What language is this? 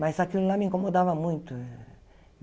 Portuguese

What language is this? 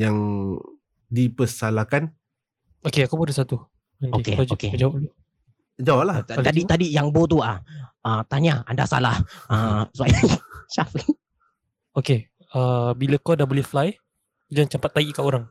Malay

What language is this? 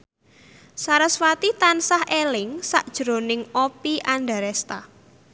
Javanese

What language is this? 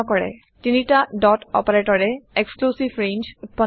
Assamese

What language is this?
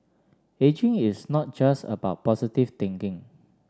English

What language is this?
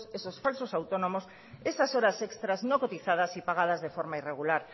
Spanish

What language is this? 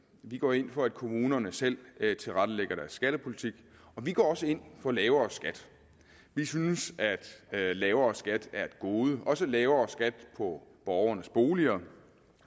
Danish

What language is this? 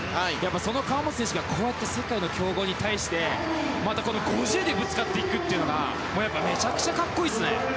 Japanese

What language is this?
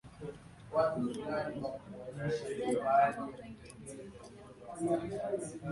Swahili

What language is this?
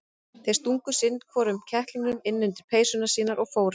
Icelandic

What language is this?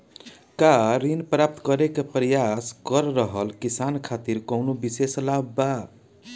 Bhojpuri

